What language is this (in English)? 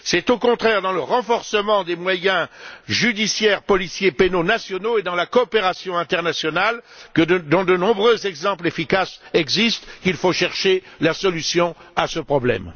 French